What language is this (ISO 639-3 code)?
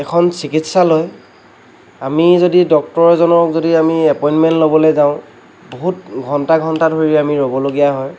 asm